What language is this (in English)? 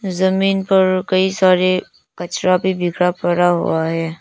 Hindi